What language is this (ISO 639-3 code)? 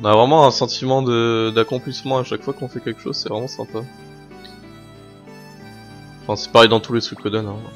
fra